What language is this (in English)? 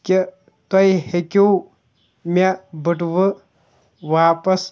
Kashmiri